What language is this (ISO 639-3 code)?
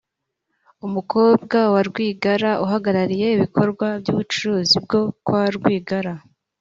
kin